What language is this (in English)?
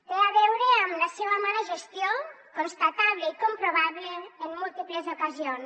Catalan